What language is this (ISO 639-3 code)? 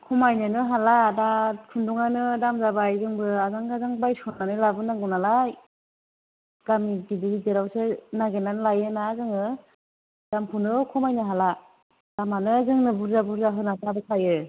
brx